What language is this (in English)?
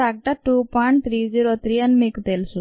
Telugu